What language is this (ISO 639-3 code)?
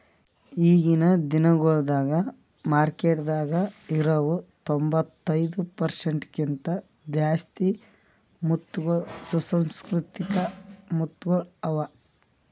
kan